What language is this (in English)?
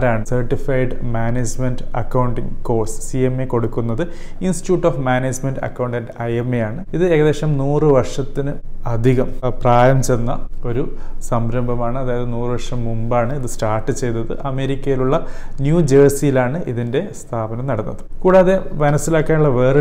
Malayalam